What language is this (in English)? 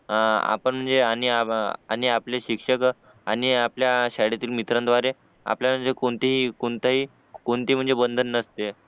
Marathi